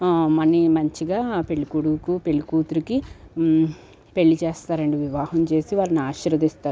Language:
Telugu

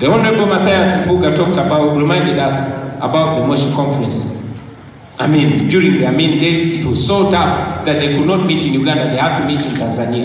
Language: English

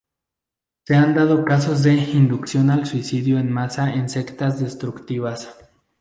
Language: Spanish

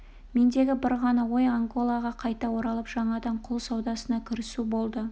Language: Kazakh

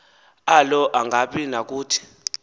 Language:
Xhosa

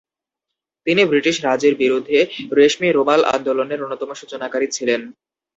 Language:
Bangla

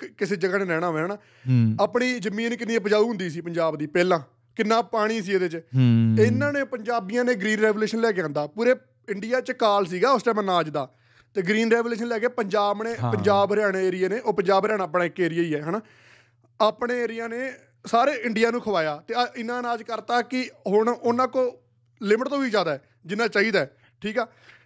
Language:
Punjabi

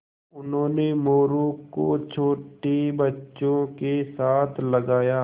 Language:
Hindi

